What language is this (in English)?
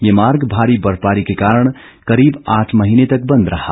Hindi